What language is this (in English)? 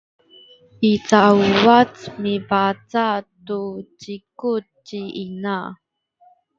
Sakizaya